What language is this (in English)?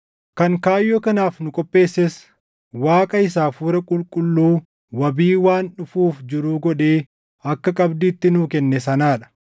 Oromo